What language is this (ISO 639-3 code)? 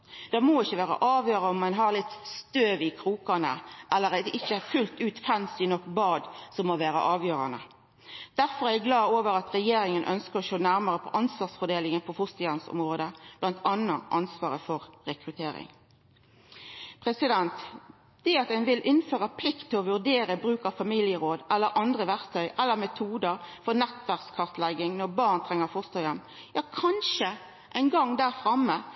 nno